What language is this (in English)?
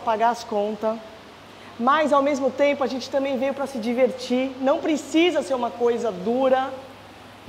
Portuguese